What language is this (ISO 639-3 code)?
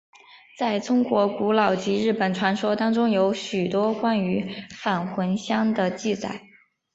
zho